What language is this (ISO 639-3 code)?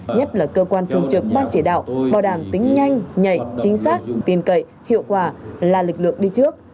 vie